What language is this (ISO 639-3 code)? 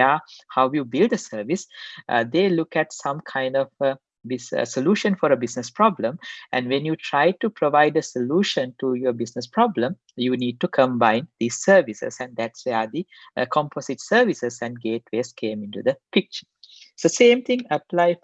eng